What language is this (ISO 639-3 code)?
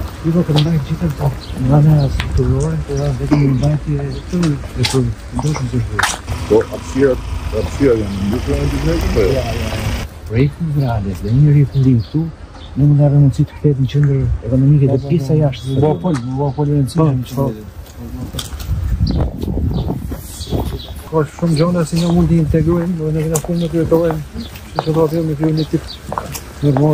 ron